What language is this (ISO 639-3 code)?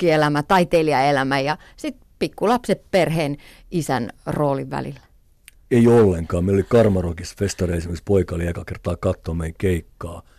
fin